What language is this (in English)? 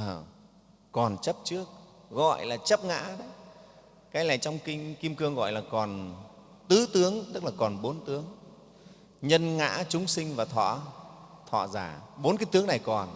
Vietnamese